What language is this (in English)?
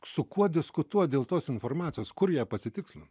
Lithuanian